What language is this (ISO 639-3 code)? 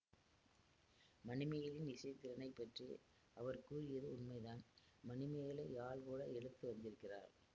tam